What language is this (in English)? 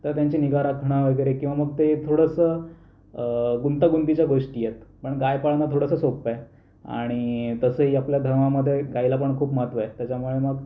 Marathi